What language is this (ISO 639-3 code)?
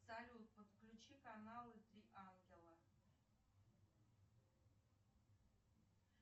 rus